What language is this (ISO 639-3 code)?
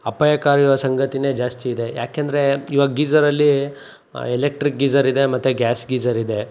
kan